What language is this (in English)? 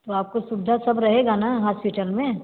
Hindi